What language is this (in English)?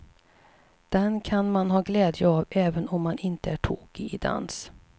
Swedish